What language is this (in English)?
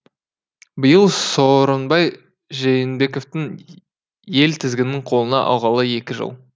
Kazakh